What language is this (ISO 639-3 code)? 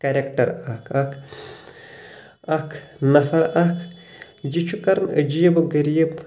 kas